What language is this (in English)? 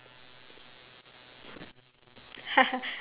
English